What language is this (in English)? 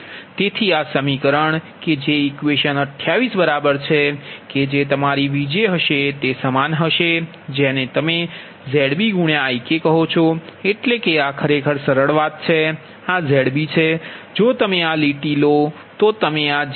Gujarati